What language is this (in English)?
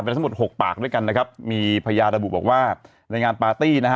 Thai